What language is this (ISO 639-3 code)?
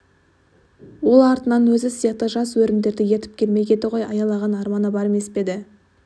kaz